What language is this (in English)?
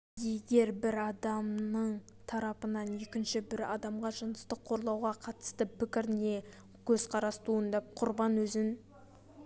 Kazakh